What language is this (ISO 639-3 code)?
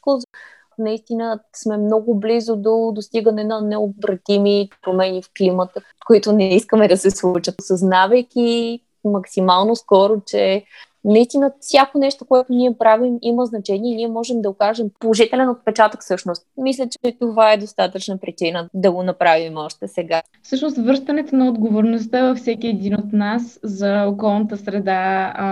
bul